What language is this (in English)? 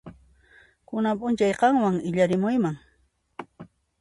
Puno Quechua